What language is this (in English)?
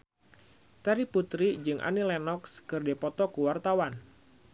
Sundanese